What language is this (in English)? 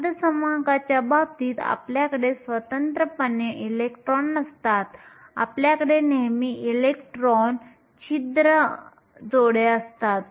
Marathi